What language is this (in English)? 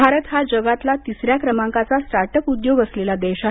Marathi